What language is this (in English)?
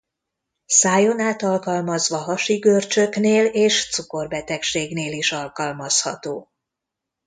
Hungarian